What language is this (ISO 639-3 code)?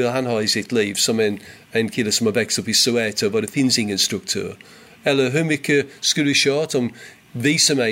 swe